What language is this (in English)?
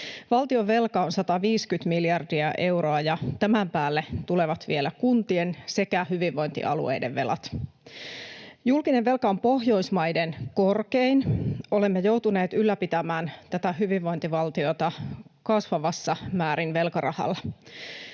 Finnish